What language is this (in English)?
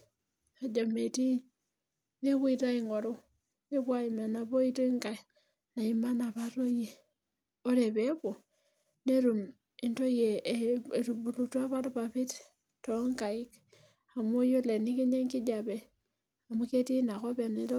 Masai